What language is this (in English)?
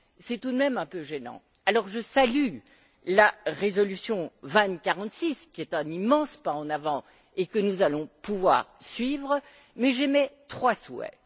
French